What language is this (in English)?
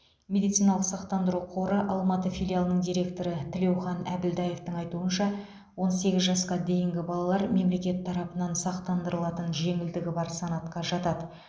Kazakh